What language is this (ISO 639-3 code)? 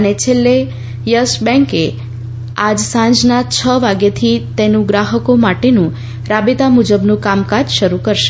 guj